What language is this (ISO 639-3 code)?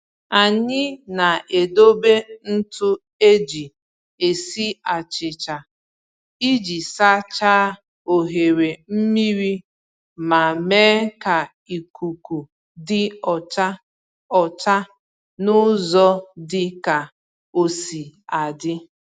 ibo